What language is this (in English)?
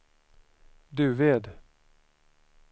Swedish